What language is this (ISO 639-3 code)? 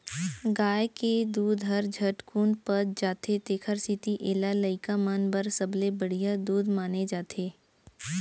hne